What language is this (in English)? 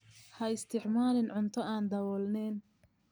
Somali